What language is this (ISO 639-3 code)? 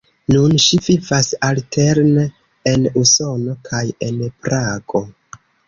epo